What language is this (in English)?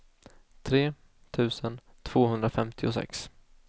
Swedish